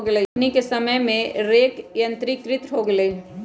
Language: Magahi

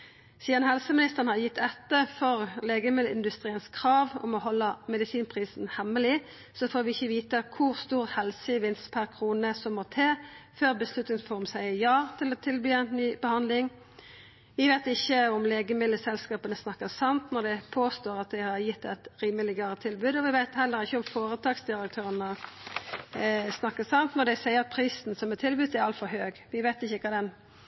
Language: Norwegian Nynorsk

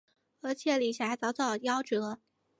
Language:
Chinese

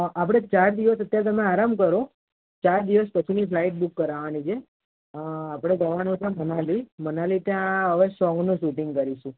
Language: Gujarati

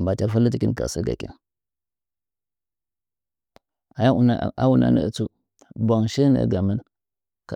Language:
Nzanyi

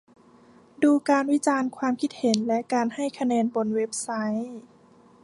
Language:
Thai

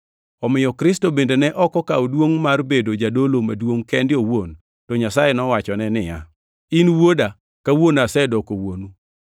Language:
Luo (Kenya and Tanzania)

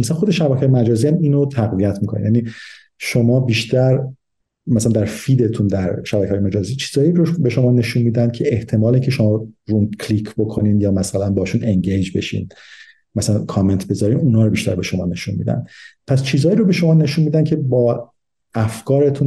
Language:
Persian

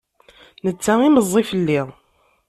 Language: Kabyle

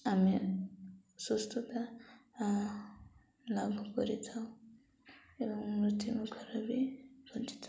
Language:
Odia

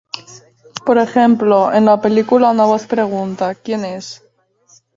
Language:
Spanish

